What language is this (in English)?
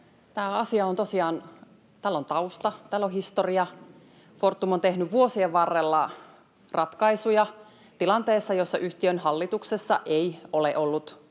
Finnish